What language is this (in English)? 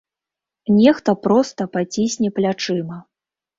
Belarusian